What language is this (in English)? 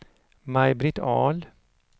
Swedish